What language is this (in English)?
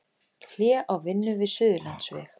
Icelandic